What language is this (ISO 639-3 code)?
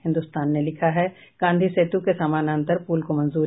hin